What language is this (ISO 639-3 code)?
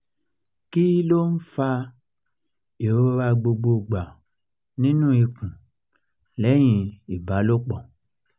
yor